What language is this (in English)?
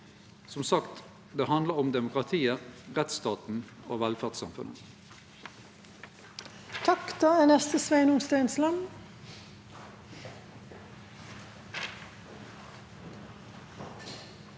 Norwegian